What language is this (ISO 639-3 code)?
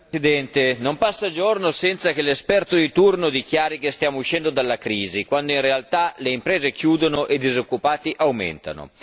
ita